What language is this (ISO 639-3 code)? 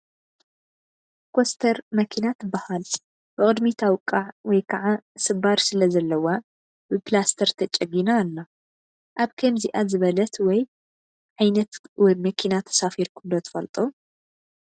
tir